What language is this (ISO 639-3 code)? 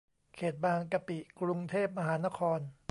tha